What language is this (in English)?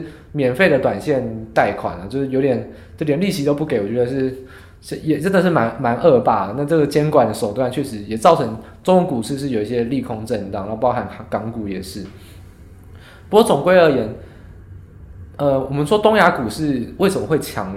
Chinese